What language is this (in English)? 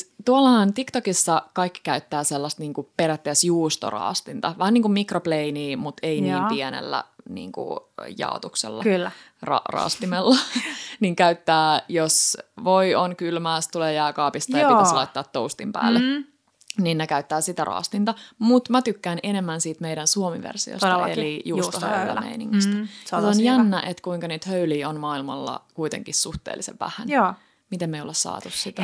Finnish